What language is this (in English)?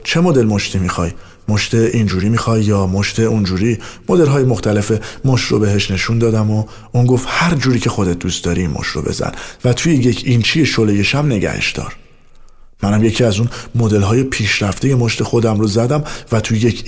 Persian